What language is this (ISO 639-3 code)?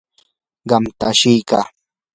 qur